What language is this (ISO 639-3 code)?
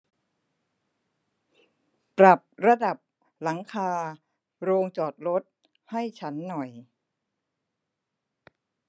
tha